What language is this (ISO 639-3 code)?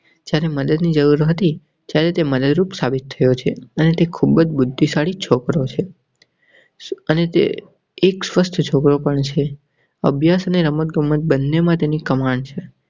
guj